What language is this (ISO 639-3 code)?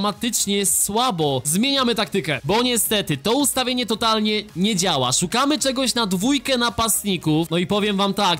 pol